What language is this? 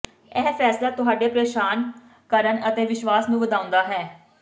Punjabi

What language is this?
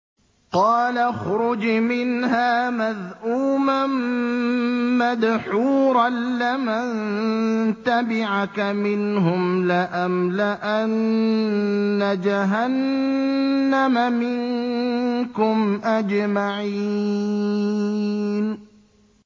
Arabic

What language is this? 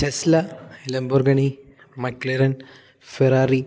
Malayalam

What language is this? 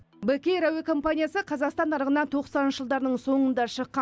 Kazakh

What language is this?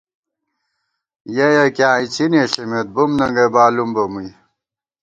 Gawar-Bati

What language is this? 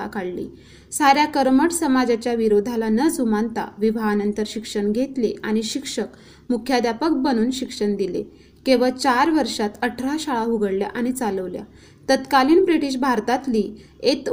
Marathi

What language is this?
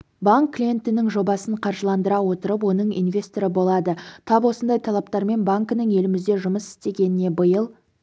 Kazakh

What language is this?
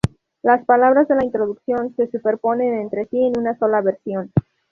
Spanish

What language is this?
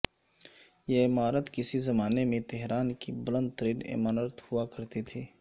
Urdu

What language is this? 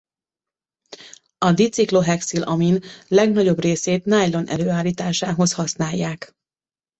Hungarian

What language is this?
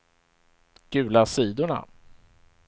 Swedish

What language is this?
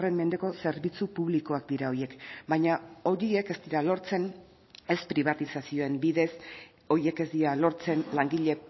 Basque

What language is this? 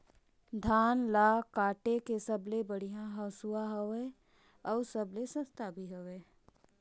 Chhattisgarhi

